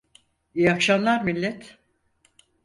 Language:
Turkish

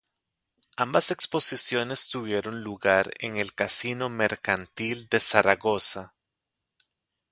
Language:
Spanish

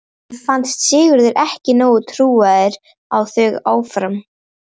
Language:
Icelandic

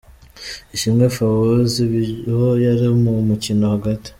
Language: Kinyarwanda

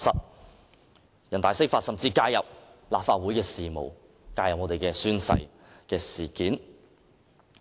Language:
Cantonese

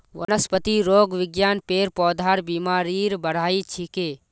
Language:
Magahi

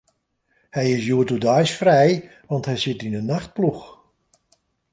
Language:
Western Frisian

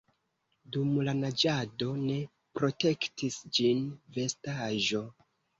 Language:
Esperanto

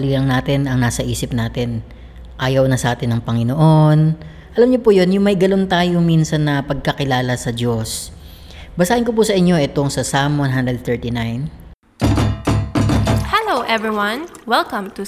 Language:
Filipino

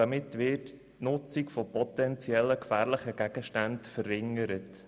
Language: Swiss German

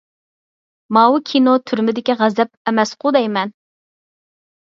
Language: Uyghur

